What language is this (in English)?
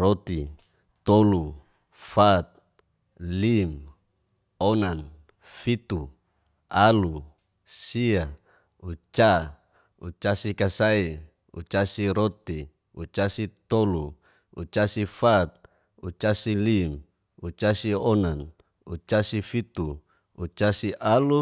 Geser-Gorom